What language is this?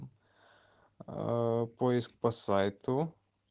Russian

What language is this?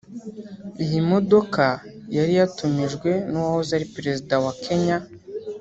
Kinyarwanda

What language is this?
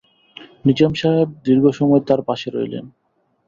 Bangla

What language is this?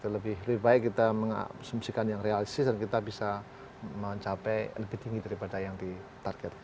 Indonesian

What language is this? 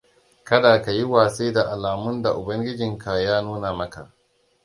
Hausa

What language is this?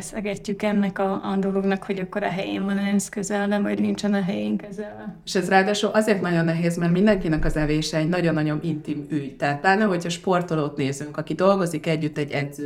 Hungarian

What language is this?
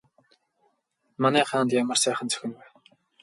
Mongolian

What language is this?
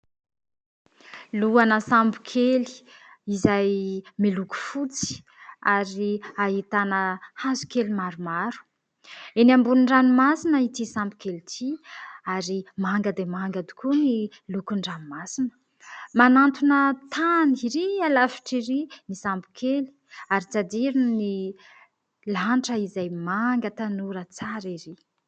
Malagasy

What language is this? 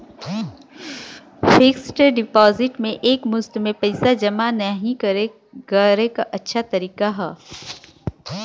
Bhojpuri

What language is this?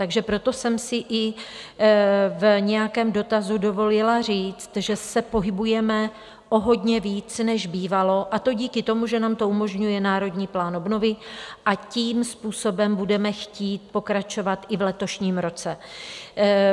Czech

